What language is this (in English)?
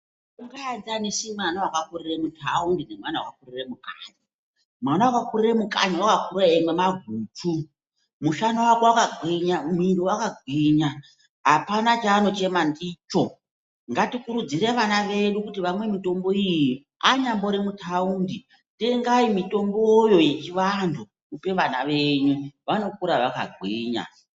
Ndau